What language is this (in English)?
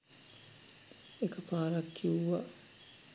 Sinhala